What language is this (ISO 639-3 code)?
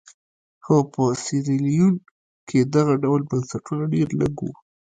pus